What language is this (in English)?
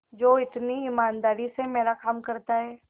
Hindi